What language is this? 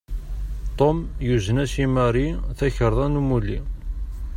Kabyle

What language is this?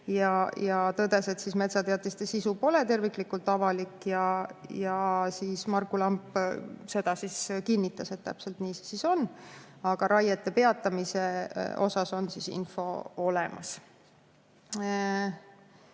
Estonian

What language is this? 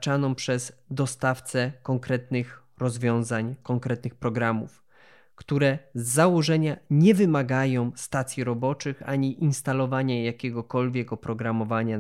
Polish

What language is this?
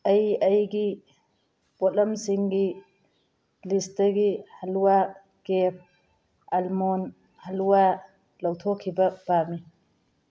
Manipuri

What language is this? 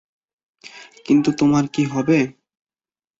Bangla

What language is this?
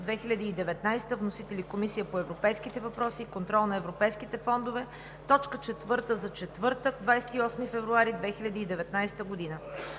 Bulgarian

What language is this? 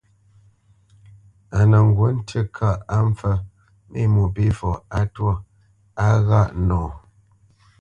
Bamenyam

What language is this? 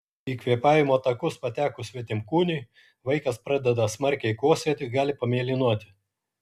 Lithuanian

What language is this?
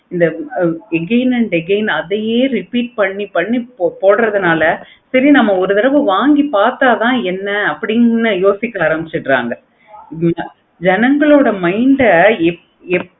Tamil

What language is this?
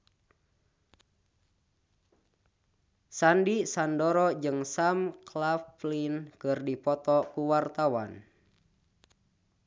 Sundanese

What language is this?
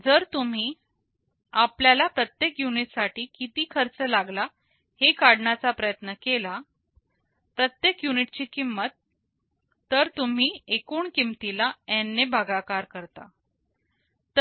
Marathi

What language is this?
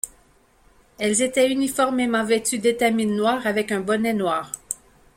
French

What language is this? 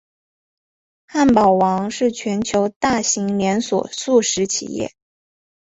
Chinese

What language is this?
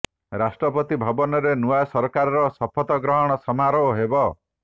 Odia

